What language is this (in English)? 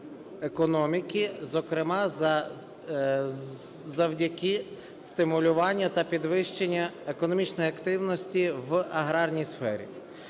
Ukrainian